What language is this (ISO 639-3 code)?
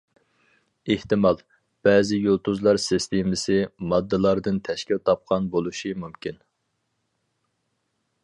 uig